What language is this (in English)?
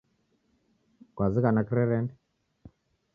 Taita